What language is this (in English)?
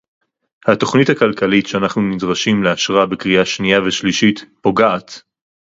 Hebrew